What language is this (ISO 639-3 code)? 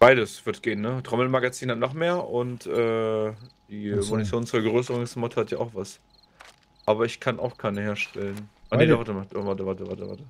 deu